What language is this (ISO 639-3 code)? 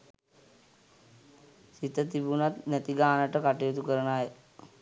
sin